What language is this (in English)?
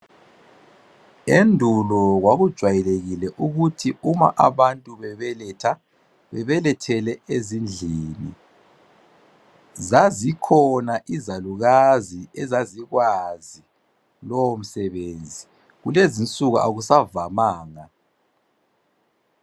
North Ndebele